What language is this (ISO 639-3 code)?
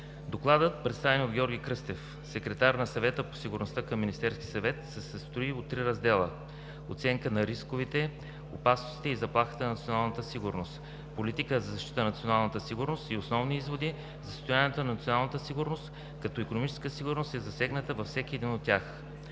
bul